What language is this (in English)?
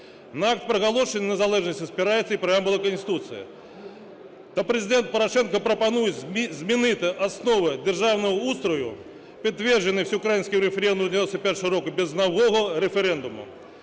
Ukrainian